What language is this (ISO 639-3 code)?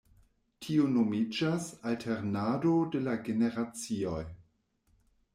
epo